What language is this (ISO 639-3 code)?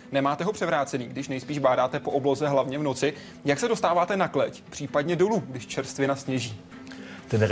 ces